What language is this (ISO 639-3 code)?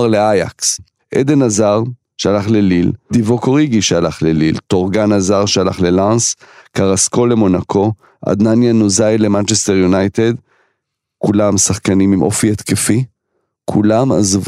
heb